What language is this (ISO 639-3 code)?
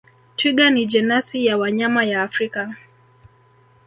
swa